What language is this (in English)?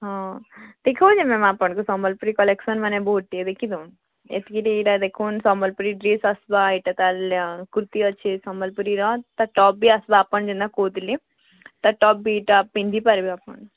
Odia